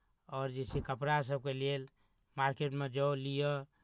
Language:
Maithili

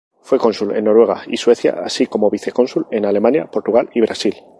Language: Spanish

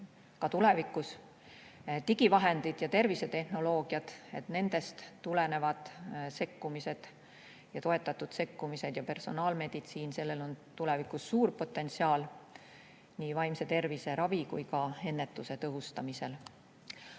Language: Estonian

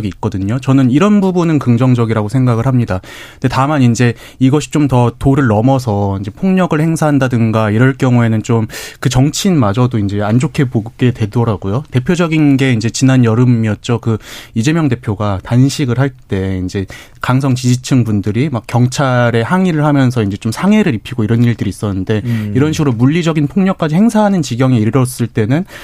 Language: Korean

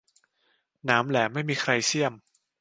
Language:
Thai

